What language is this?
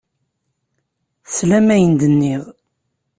Kabyle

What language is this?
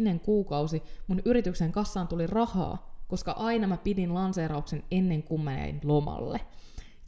Finnish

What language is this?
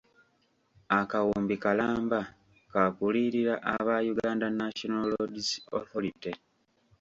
Ganda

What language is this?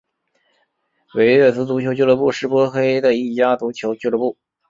Chinese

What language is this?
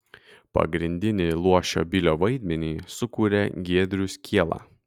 Lithuanian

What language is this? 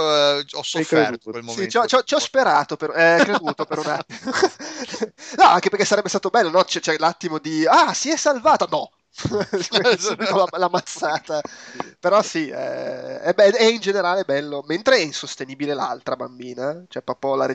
Italian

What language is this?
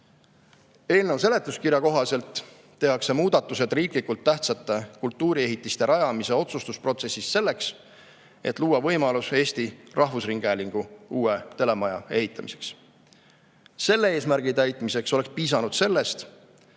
Estonian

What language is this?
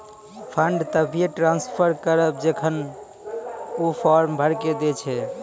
Maithili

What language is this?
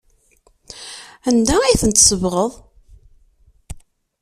Kabyle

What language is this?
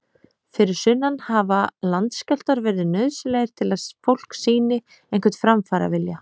Icelandic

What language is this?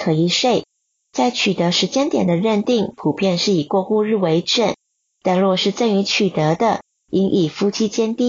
Chinese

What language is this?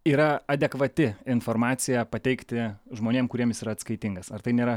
Lithuanian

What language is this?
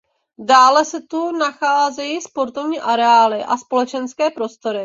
Czech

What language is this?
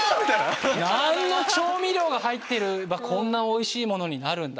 Japanese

